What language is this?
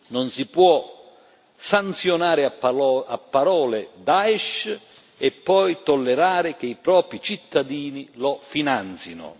Italian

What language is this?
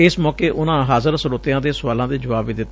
Punjabi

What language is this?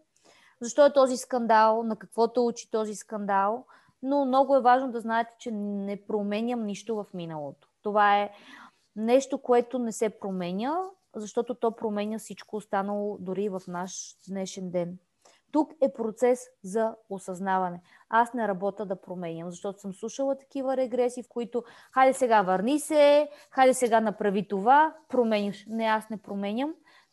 Bulgarian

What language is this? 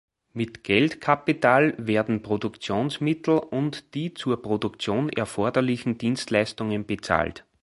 German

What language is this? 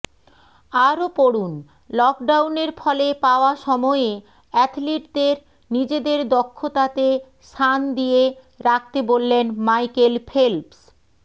Bangla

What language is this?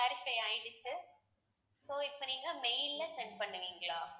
Tamil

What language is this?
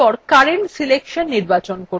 Bangla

